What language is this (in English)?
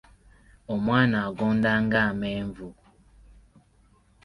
Ganda